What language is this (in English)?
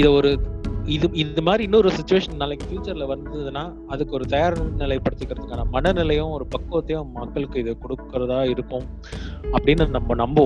Tamil